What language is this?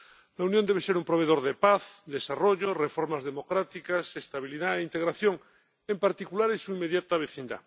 Spanish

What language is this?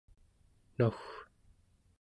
Central Yupik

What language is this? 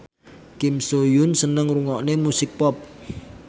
Javanese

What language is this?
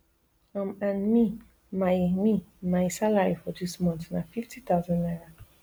Nigerian Pidgin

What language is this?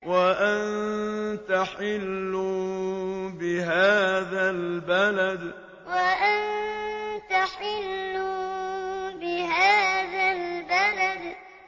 Arabic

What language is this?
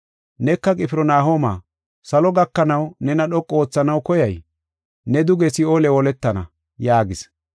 Gofa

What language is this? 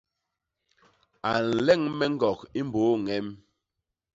Basaa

